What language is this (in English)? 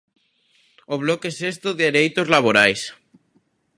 Galician